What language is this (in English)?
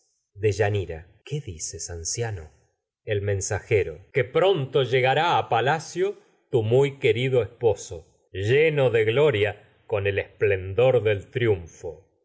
Spanish